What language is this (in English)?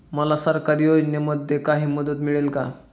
Marathi